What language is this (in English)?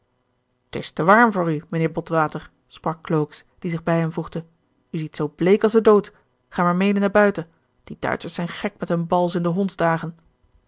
Dutch